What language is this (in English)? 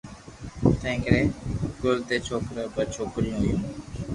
Loarki